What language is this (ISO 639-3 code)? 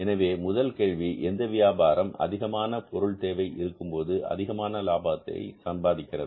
tam